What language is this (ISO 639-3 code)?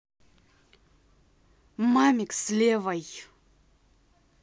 rus